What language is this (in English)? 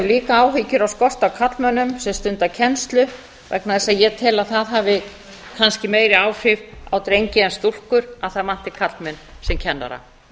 Icelandic